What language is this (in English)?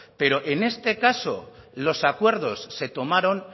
Spanish